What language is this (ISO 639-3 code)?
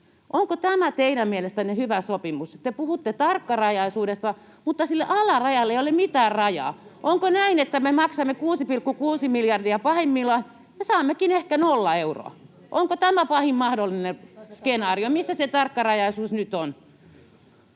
fin